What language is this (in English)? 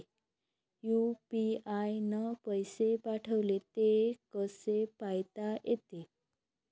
Marathi